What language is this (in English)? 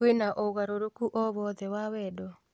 Kikuyu